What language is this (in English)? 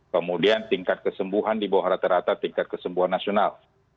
Indonesian